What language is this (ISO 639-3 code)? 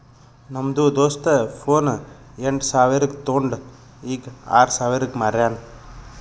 kan